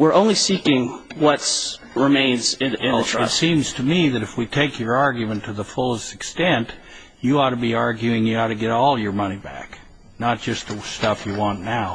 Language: English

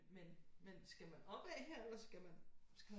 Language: Danish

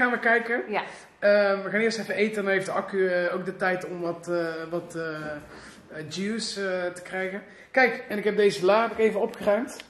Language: Dutch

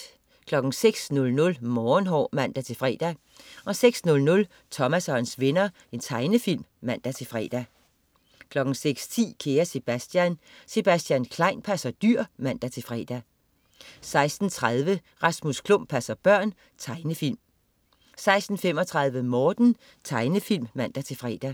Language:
Danish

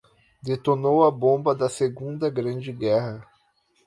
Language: Portuguese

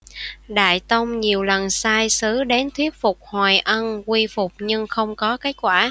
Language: Vietnamese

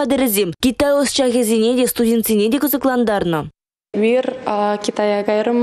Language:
Russian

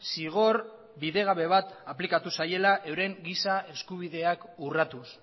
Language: Basque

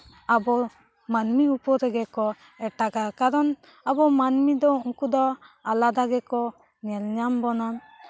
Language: Santali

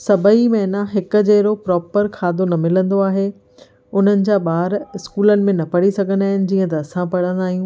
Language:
Sindhi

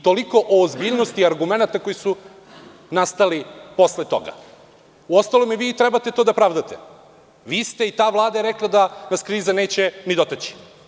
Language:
Serbian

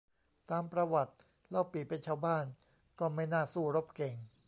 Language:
Thai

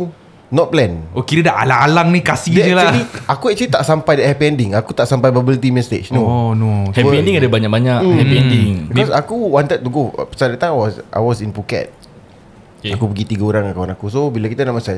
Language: Malay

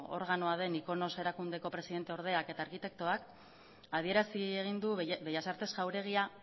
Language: Basque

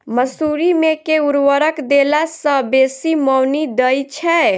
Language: Maithili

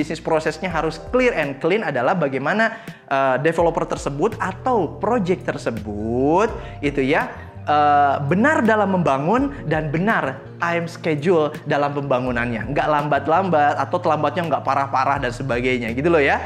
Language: Indonesian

